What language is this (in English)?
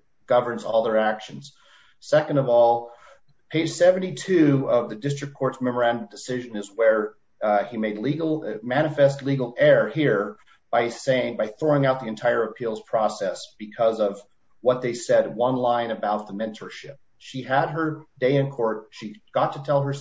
English